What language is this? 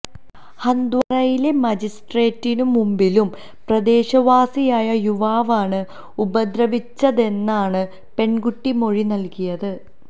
Malayalam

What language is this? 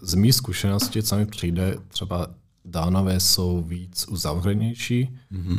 Czech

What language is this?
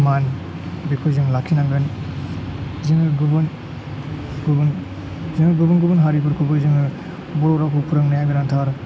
Bodo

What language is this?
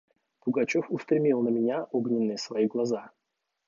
Russian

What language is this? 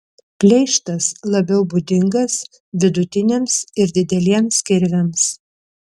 Lithuanian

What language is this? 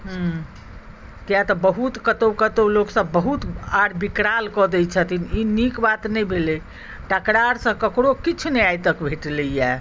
Maithili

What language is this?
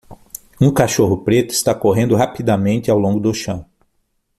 Portuguese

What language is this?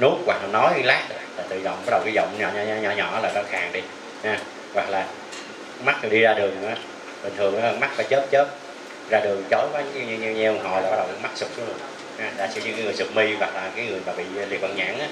Vietnamese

